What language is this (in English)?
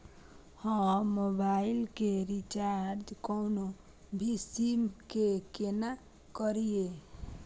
Maithili